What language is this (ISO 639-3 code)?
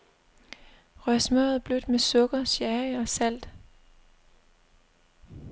dan